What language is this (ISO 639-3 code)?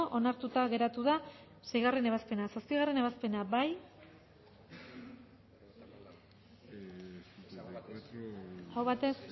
eus